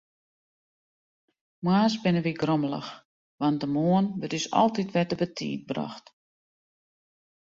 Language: Western Frisian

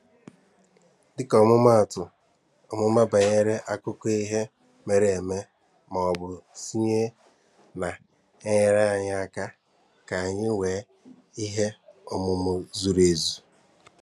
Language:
Igbo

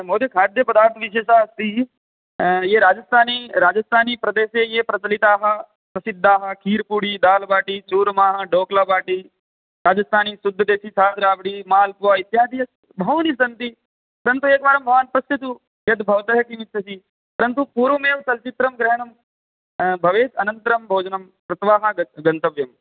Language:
Sanskrit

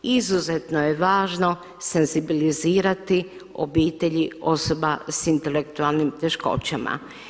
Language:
Croatian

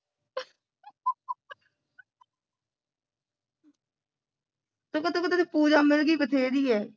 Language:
Punjabi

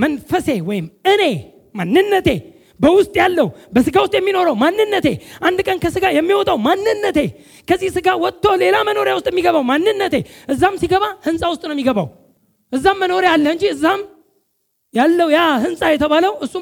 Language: Amharic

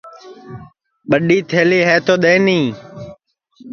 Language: Sansi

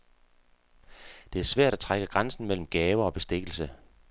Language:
Danish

